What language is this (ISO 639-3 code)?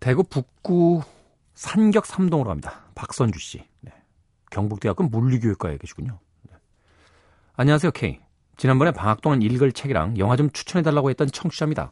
kor